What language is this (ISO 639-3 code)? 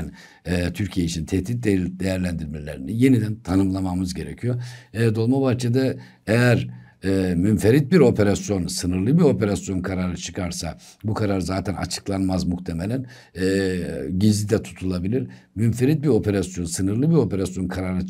tur